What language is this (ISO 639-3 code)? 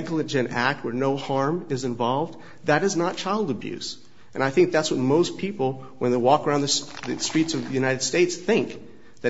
eng